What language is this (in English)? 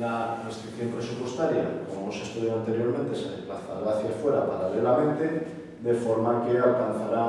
Spanish